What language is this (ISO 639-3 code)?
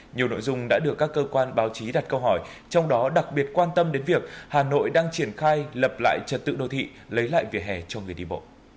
vie